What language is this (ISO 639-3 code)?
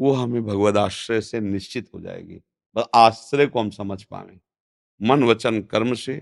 hin